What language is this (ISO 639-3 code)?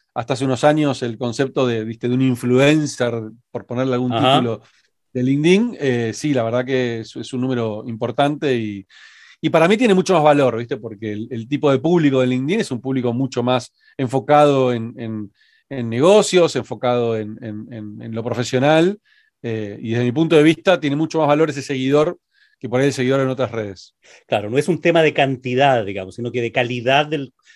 spa